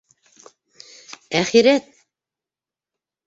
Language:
Bashkir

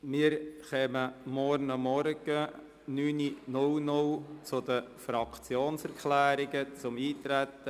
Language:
Swiss German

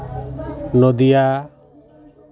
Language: Santali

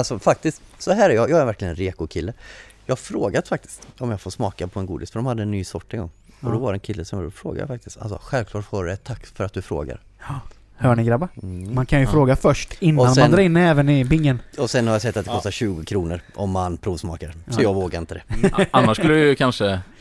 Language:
Swedish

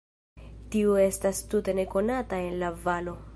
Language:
Esperanto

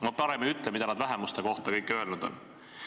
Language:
Estonian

